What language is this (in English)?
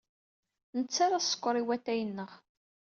Kabyle